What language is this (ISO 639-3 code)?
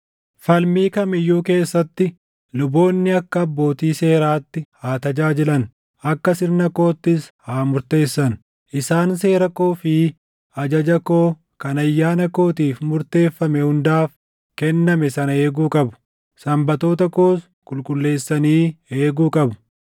orm